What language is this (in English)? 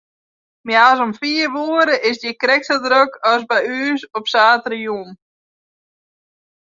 Western Frisian